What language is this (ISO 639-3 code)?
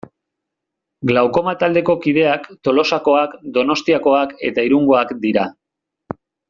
eus